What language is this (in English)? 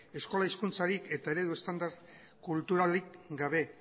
Basque